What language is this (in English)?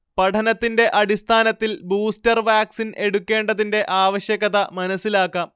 Malayalam